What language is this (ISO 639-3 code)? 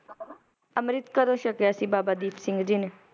pan